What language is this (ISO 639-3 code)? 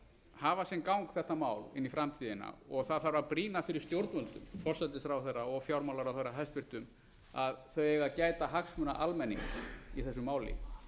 isl